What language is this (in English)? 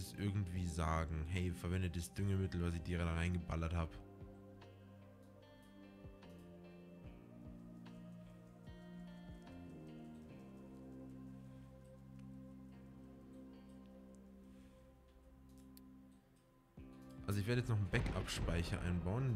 German